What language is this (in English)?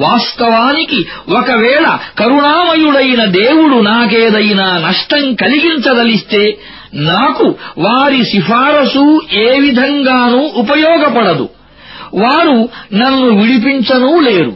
Arabic